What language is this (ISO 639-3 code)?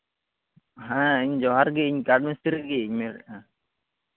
sat